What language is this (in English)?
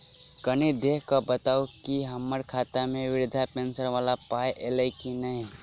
Maithili